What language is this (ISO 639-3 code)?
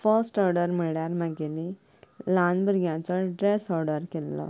kok